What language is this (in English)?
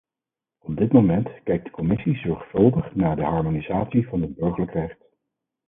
Dutch